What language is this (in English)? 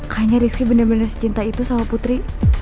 Indonesian